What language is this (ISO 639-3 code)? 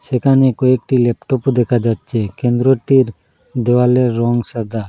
ben